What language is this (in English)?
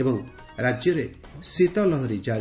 Odia